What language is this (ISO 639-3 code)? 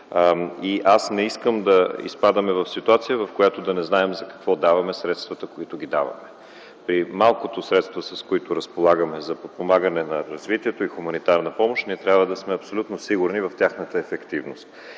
bul